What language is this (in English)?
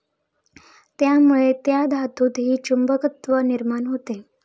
Marathi